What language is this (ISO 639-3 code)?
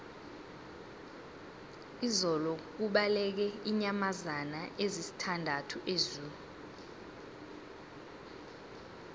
nbl